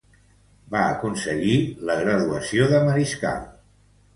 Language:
Catalan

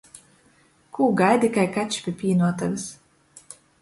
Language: Latgalian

